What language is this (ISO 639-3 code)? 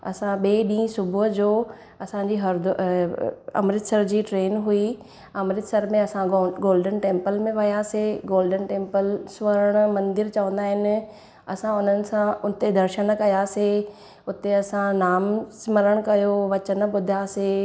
snd